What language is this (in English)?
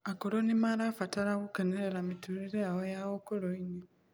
Kikuyu